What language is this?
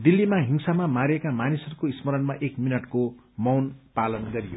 Nepali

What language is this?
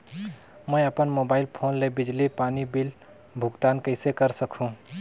Chhattisgarhi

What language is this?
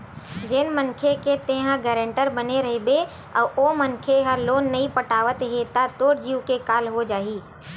Chhattisgarhi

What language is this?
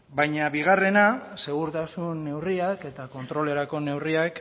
Basque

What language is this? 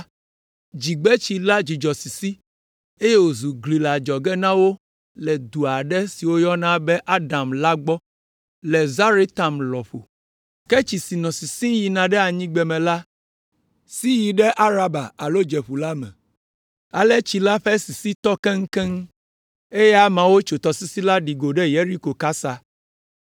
Ewe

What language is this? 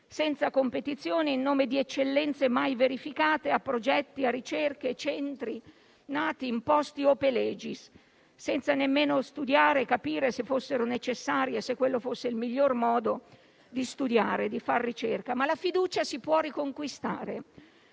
Italian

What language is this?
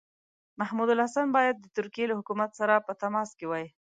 Pashto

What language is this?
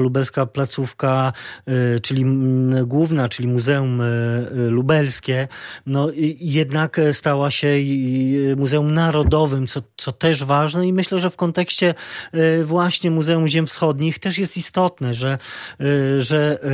Polish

